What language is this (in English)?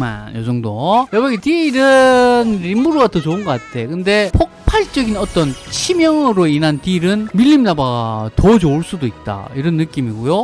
Korean